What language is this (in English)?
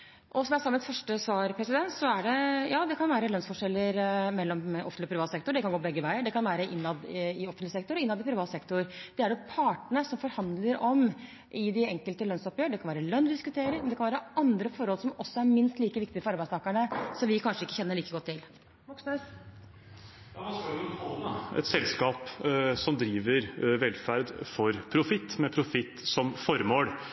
Norwegian